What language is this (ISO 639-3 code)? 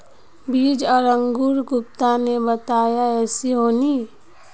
mag